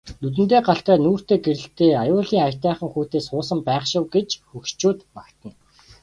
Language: Mongolian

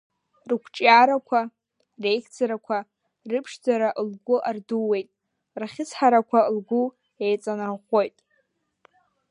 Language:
Abkhazian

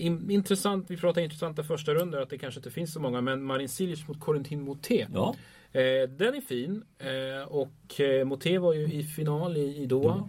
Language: Swedish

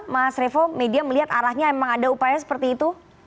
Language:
Indonesian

